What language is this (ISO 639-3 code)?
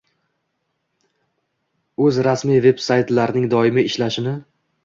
uzb